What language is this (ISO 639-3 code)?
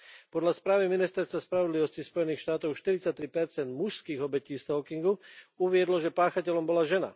slk